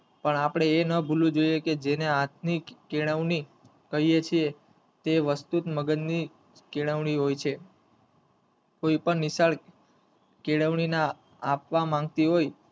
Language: Gujarati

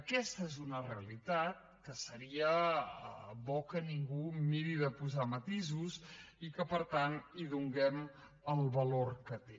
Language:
Catalan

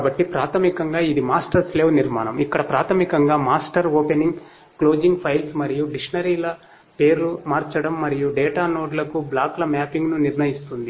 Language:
Telugu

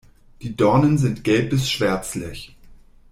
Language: German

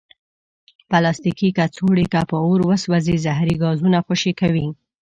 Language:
Pashto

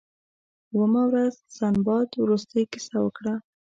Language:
Pashto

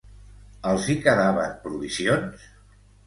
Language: Catalan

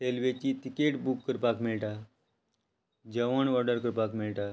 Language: Konkani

